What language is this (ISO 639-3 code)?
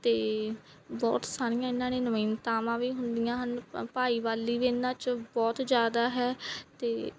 pan